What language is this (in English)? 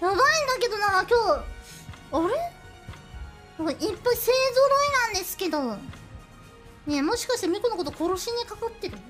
Japanese